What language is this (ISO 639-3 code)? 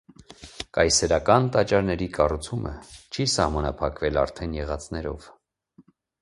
hye